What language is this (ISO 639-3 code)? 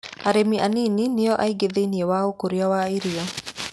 kik